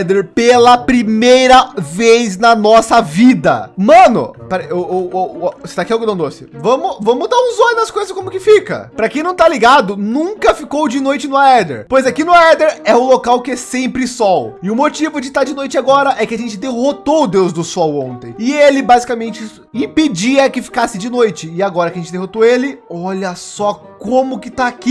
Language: Portuguese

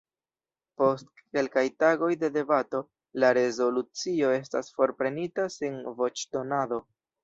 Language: Esperanto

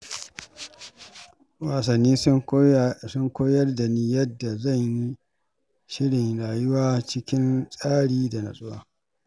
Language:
Hausa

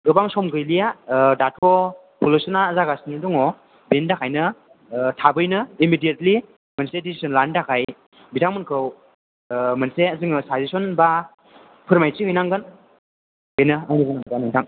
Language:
Bodo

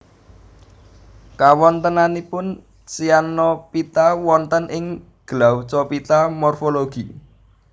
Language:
Javanese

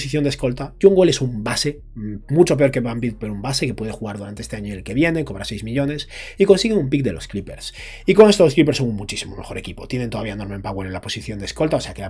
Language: Spanish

